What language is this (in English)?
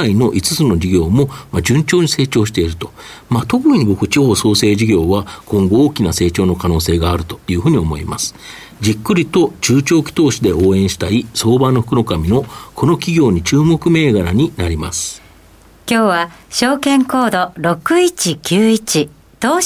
Japanese